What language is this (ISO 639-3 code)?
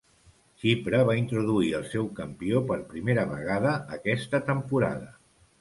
cat